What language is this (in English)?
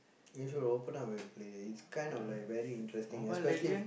English